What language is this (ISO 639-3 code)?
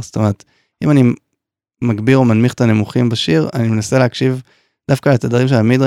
heb